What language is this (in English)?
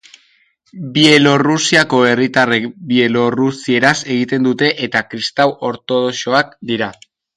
Basque